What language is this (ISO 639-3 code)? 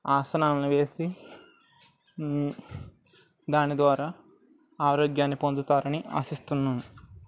tel